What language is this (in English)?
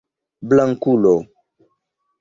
Esperanto